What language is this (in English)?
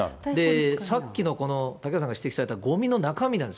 Japanese